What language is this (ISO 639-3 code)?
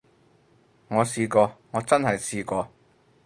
yue